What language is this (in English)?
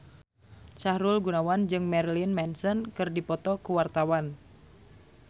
Sundanese